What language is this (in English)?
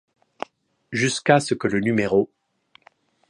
French